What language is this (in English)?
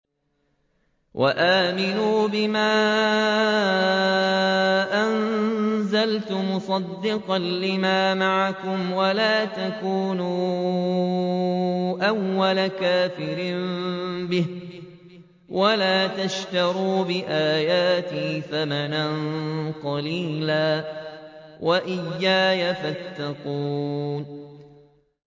Arabic